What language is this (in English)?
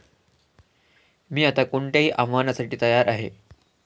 Marathi